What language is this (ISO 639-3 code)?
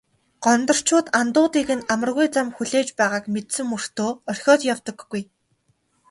mon